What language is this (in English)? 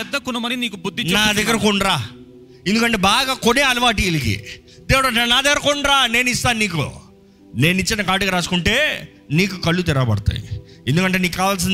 Telugu